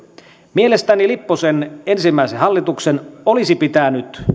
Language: Finnish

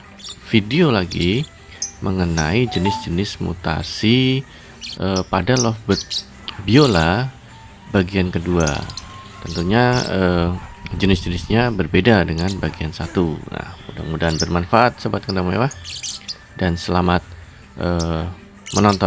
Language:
Indonesian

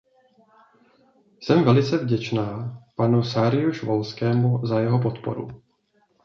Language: Czech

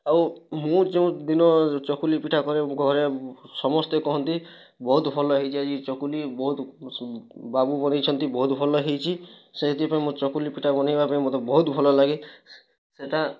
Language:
Odia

